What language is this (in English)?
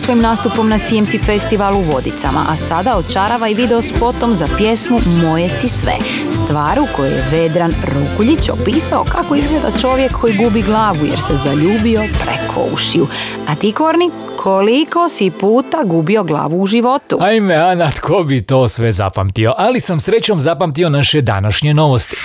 Croatian